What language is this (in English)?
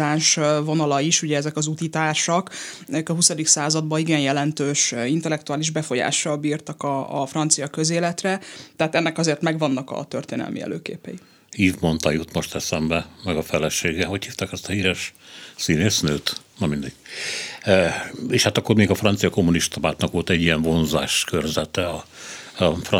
Hungarian